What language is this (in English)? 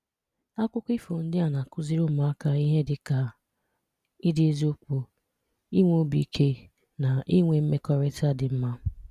Igbo